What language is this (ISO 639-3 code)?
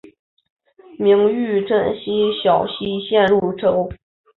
zho